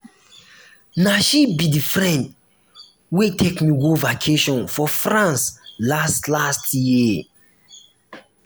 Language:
Nigerian Pidgin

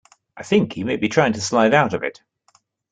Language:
English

